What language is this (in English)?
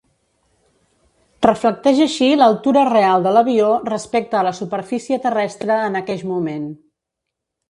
Catalan